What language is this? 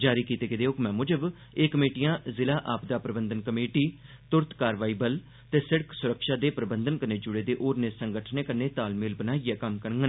Dogri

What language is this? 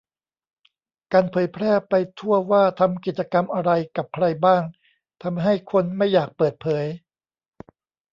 Thai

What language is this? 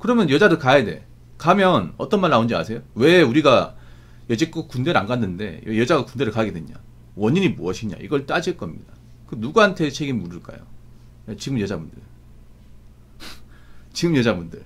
Korean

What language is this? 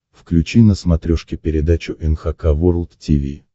Russian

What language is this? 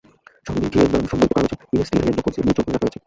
Bangla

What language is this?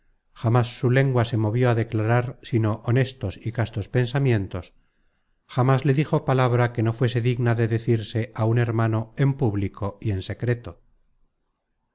Spanish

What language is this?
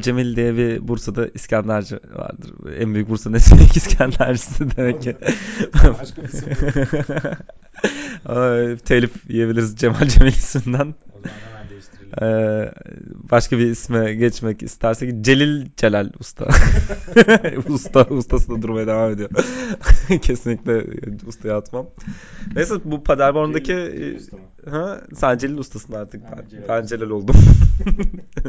Turkish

